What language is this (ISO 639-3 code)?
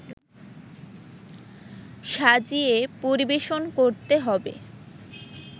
ben